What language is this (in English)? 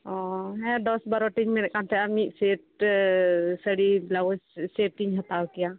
Santali